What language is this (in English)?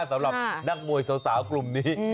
Thai